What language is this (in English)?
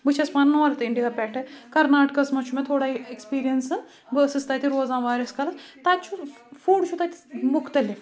Kashmiri